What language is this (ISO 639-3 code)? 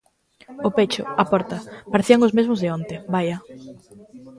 glg